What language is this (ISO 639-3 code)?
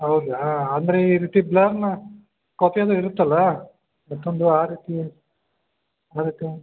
kan